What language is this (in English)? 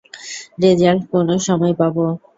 Bangla